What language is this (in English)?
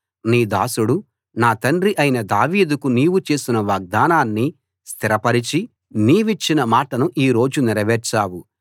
Telugu